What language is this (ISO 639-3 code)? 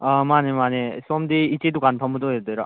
mni